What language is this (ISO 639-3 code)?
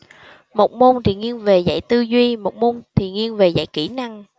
vie